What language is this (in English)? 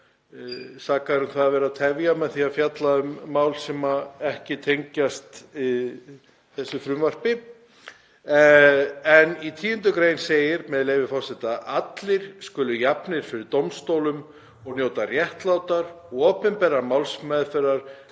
Icelandic